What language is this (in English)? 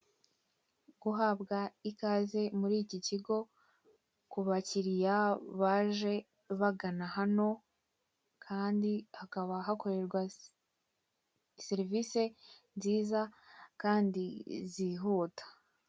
Kinyarwanda